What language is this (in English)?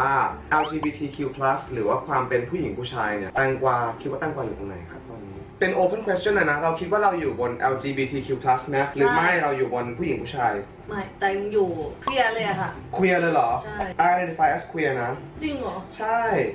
Thai